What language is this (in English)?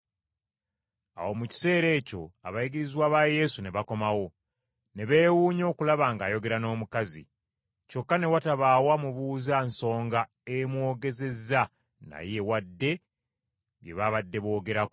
Ganda